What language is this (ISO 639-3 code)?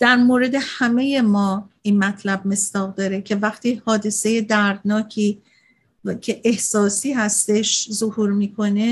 fas